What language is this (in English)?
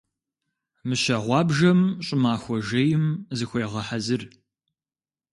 Kabardian